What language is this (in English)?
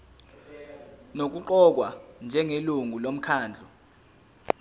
Zulu